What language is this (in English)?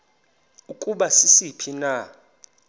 Xhosa